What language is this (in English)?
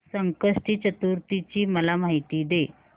Marathi